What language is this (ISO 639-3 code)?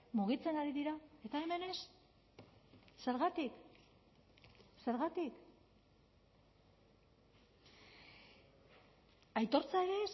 eus